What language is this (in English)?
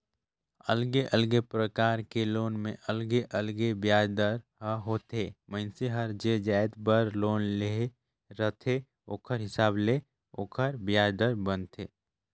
Chhattisgarhi